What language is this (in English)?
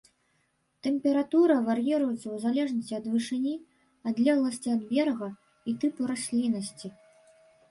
Belarusian